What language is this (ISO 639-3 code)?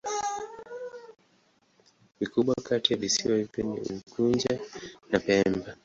swa